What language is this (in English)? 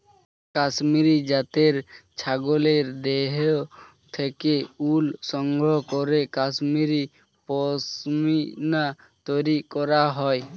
Bangla